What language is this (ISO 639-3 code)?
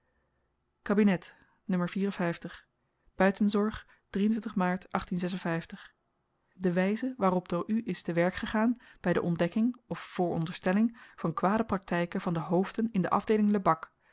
nld